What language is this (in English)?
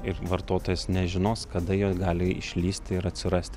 Lithuanian